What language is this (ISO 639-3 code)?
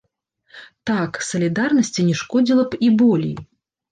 bel